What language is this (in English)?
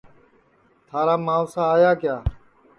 Sansi